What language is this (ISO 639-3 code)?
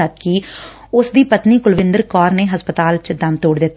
pan